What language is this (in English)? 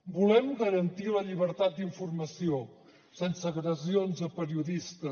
Catalan